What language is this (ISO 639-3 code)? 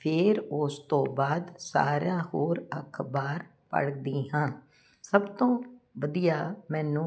pan